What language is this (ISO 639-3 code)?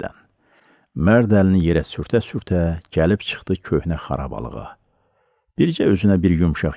tur